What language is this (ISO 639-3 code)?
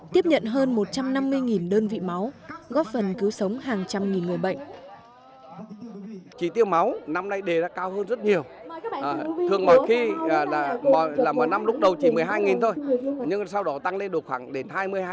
vie